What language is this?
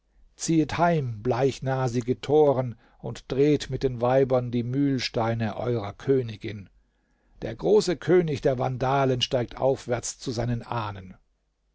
German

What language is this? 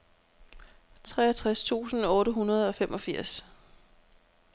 Danish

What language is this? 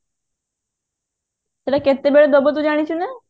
Odia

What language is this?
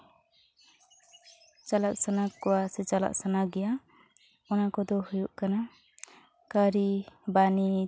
Santali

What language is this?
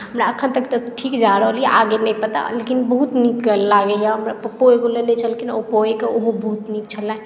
Maithili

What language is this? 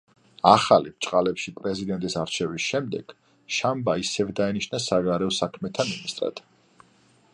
Georgian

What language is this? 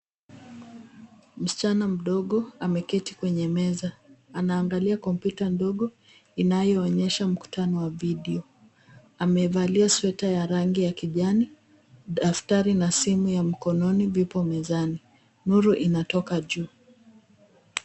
Swahili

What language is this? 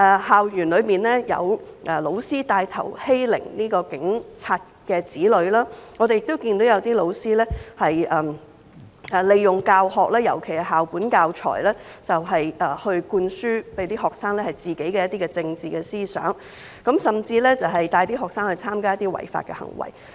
Cantonese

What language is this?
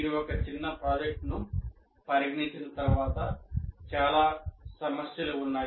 Telugu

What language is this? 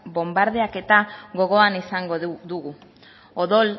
Basque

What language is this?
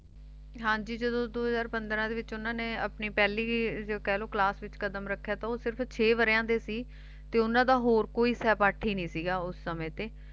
Punjabi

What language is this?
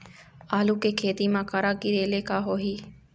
Chhattisgarhi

